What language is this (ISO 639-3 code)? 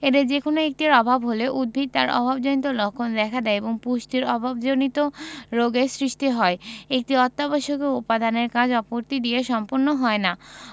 ben